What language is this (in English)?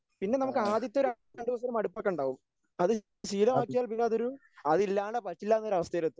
Malayalam